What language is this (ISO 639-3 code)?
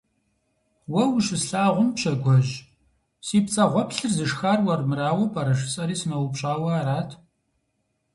kbd